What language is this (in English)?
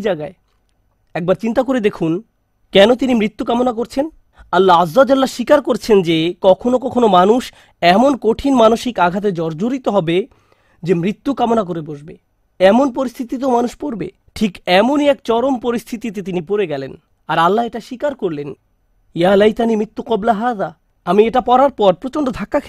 Bangla